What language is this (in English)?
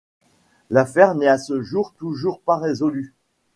French